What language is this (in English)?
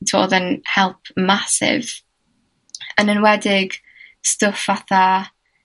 Welsh